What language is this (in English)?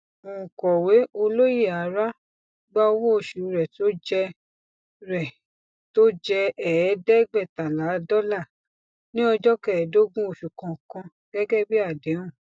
Yoruba